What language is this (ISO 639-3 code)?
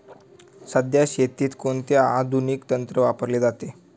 mar